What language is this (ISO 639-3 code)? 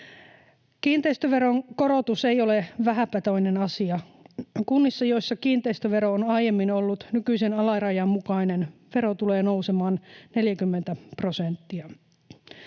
fin